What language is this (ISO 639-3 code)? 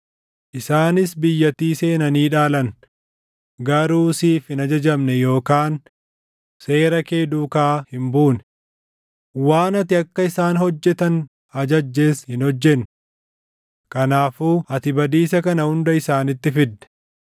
orm